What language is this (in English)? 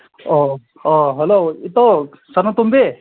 Manipuri